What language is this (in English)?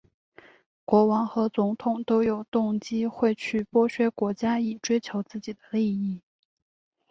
Chinese